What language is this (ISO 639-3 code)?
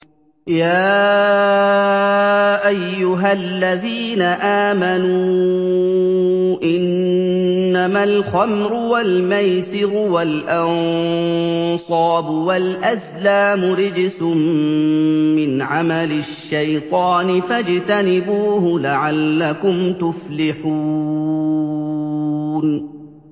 ara